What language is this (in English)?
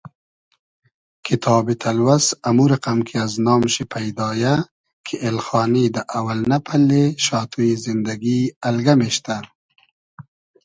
Hazaragi